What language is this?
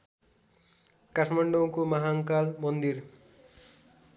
Nepali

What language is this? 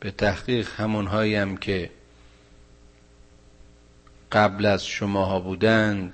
Persian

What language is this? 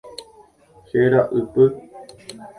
Guarani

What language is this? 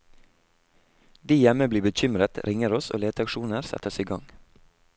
Norwegian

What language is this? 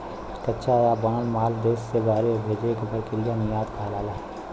Bhojpuri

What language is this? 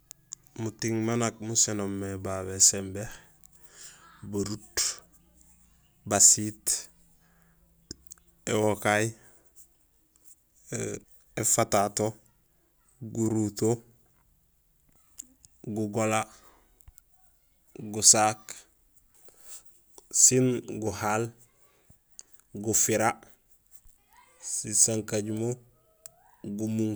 Gusilay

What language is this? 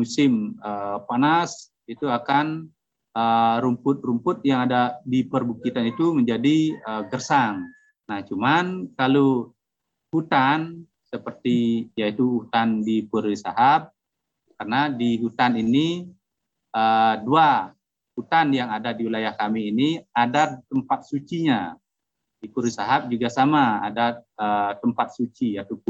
Indonesian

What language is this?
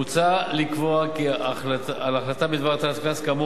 Hebrew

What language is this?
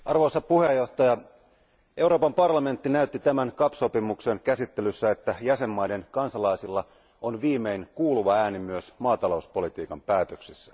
Finnish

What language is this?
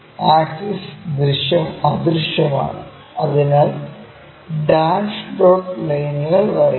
Malayalam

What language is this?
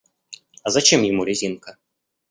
Russian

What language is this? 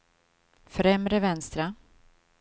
Swedish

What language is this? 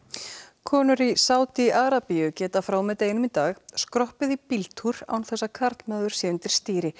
Icelandic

